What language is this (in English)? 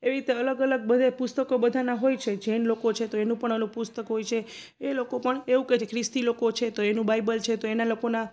Gujarati